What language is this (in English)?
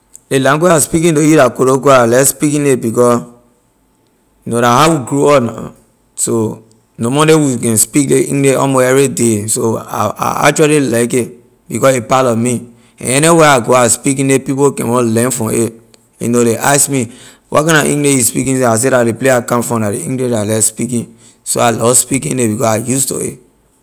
Liberian English